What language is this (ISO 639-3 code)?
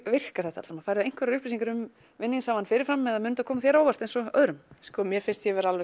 isl